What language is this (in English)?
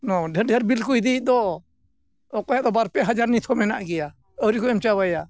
Santali